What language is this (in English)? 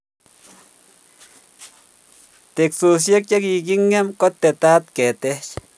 Kalenjin